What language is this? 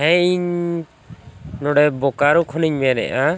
Santali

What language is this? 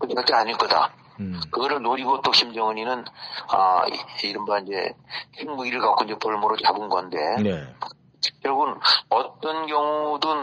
Korean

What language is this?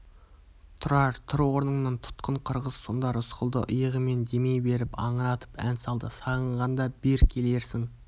Kazakh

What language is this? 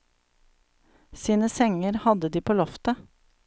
Norwegian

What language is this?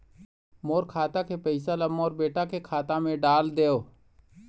Chhattisgarhi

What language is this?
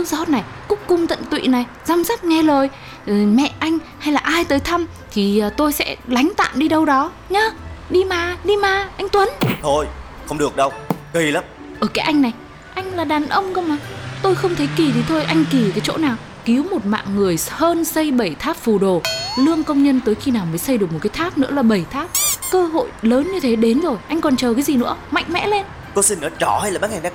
Vietnamese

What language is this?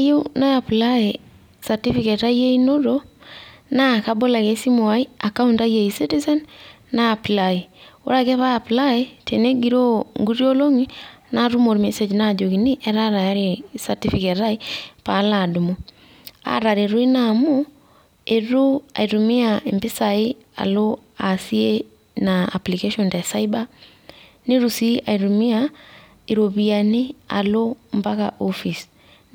Masai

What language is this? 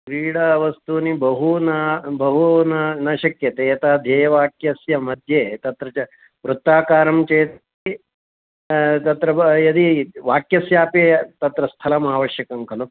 Sanskrit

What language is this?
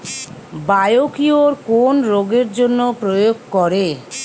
Bangla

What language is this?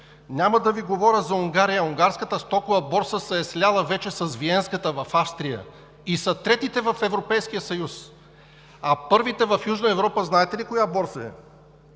Bulgarian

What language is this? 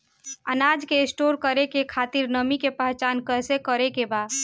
Bhojpuri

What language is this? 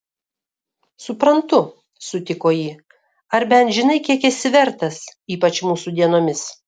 Lithuanian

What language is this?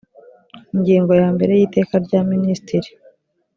Kinyarwanda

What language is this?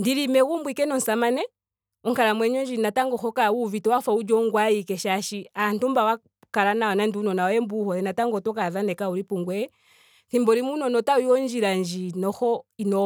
Ndonga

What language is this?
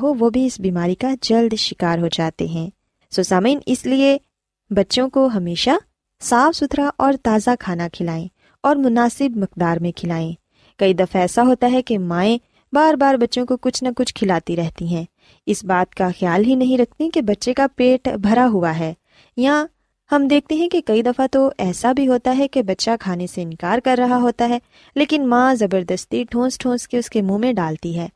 Urdu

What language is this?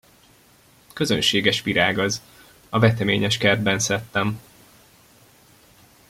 Hungarian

